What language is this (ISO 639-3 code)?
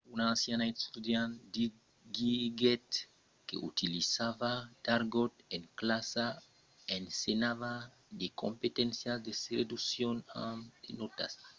oci